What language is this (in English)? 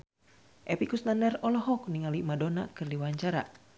Sundanese